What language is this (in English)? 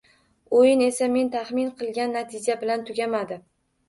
Uzbek